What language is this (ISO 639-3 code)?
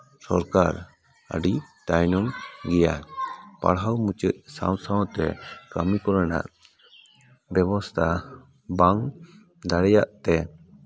sat